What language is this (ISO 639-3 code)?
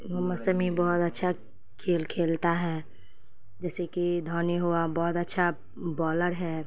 urd